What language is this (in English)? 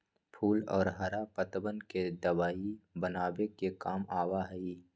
Magahi